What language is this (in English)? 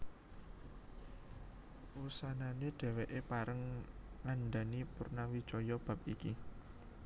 Javanese